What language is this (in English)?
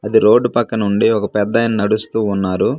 Telugu